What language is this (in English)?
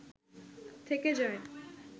Bangla